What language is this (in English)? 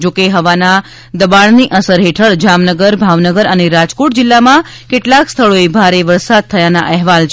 Gujarati